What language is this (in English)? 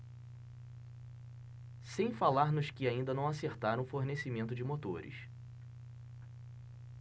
Portuguese